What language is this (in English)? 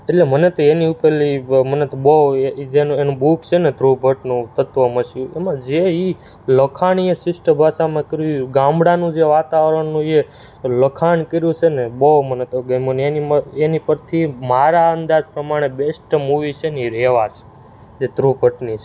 Gujarati